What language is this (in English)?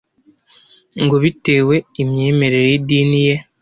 Kinyarwanda